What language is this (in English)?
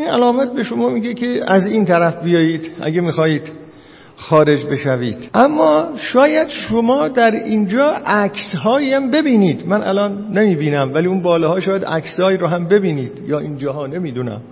Persian